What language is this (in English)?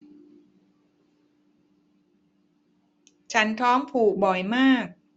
Thai